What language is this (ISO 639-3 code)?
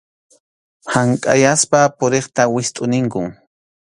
qxu